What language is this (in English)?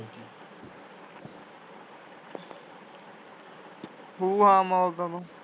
Punjabi